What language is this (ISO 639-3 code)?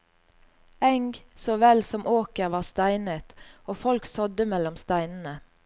nor